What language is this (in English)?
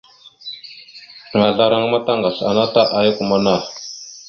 Mada (Cameroon)